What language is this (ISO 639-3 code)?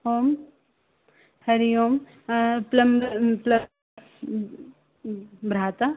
san